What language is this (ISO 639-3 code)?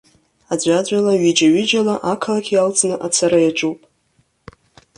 abk